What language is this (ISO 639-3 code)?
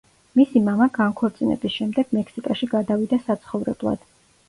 kat